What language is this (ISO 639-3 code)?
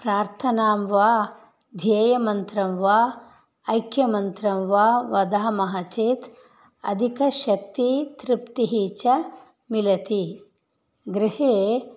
san